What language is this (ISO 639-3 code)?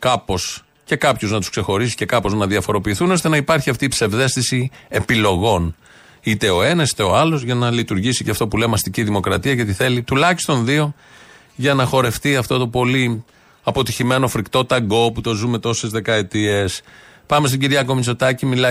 ell